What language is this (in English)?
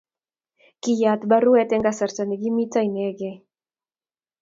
Kalenjin